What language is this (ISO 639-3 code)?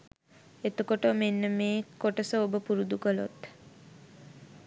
sin